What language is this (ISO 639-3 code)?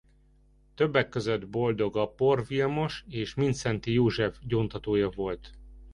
hun